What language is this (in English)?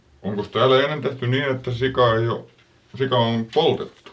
Finnish